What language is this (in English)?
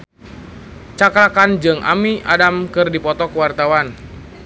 Sundanese